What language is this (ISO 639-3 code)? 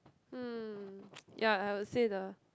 eng